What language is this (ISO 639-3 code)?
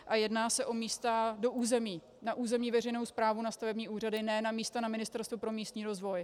ces